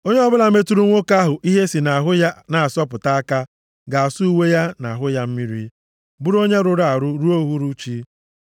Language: Igbo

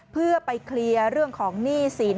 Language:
Thai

